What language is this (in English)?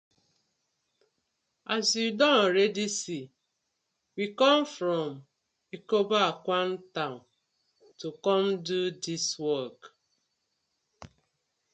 Nigerian Pidgin